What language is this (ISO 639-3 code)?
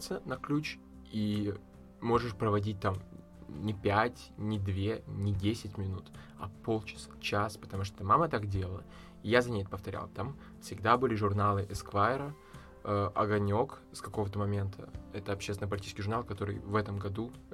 rus